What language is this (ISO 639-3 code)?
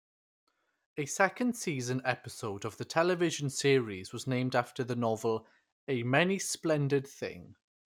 eng